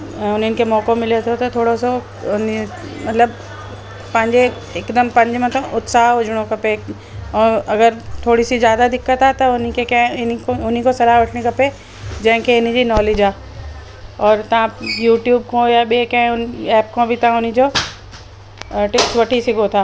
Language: Sindhi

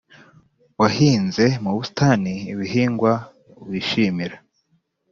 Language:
Kinyarwanda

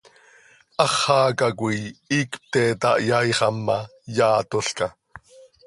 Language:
Seri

